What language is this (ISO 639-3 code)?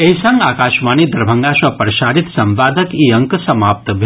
mai